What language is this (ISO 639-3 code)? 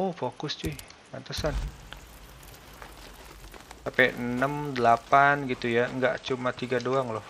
ind